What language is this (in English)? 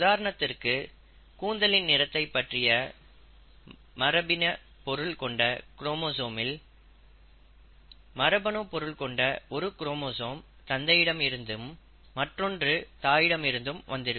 Tamil